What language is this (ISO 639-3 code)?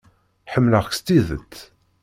kab